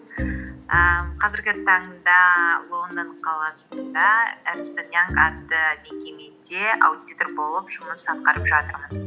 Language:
Kazakh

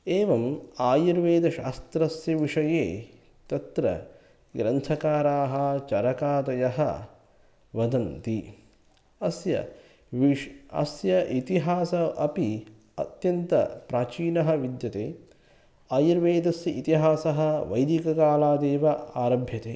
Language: Sanskrit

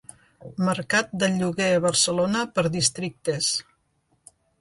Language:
Catalan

